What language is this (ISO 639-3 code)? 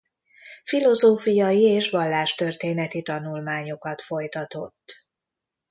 hun